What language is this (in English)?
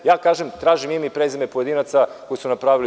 Serbian